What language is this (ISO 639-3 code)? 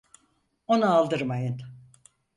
tur